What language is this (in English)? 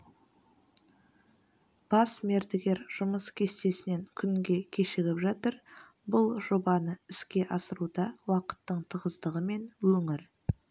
Kazakh